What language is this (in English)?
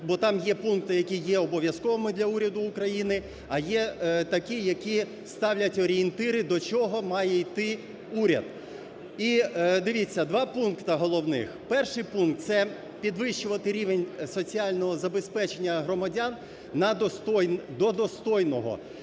Ukrainian